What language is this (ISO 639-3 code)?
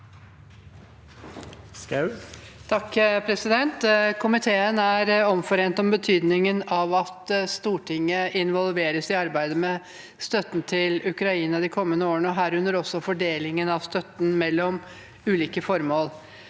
nor